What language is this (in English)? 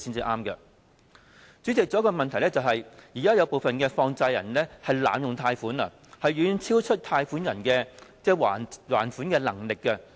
Cantonese